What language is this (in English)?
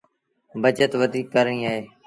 Sindhi Bhil